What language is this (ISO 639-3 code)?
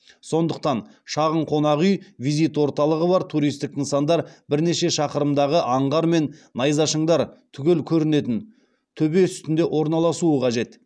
kaz